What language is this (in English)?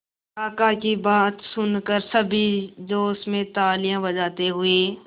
Hindi